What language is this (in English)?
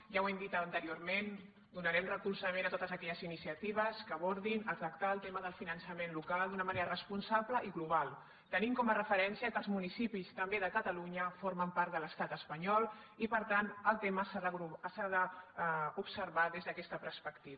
Catalan